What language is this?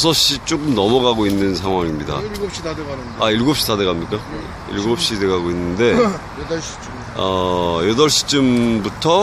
Korean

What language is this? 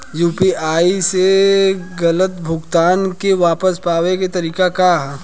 Bhojpuri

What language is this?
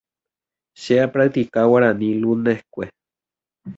Guarani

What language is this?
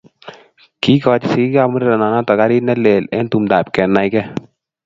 Kalenjin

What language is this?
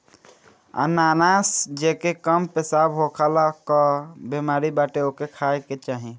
Bhojpuri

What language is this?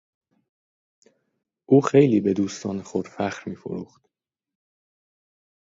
Persian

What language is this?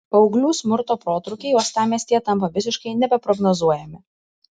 Lithuanian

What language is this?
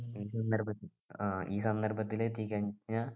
Malayalam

